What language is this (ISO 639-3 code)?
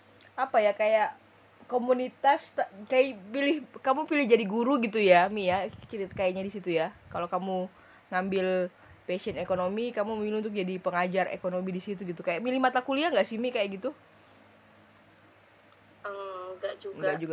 ind